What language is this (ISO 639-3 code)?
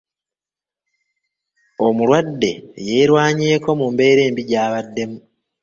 lug